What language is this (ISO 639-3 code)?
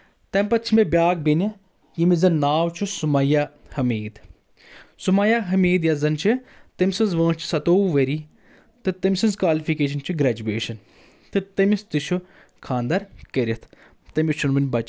kas